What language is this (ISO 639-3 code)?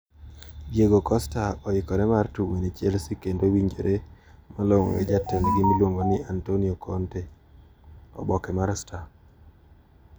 luo